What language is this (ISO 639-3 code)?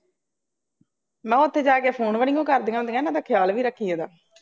pan